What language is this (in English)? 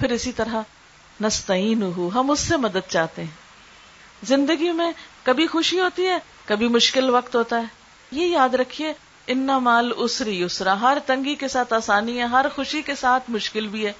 Urdu